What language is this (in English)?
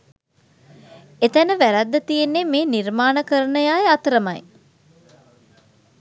Sinhala